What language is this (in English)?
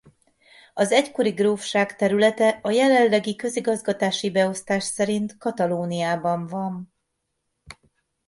Hungarian